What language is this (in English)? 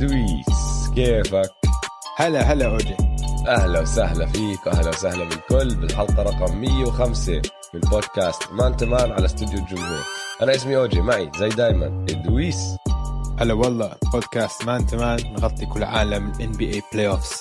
Arabic